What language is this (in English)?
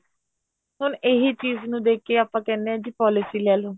Punjabi